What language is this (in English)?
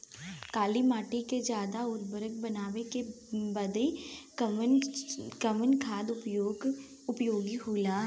Bhojpuri